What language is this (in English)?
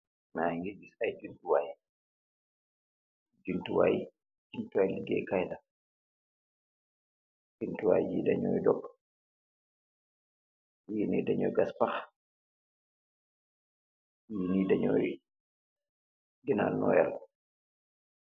Wolof